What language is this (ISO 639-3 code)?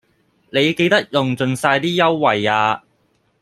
yue